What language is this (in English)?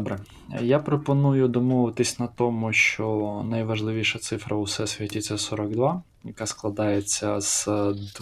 Ukrainian